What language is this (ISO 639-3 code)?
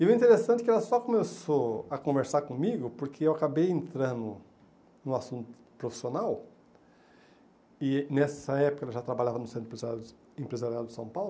por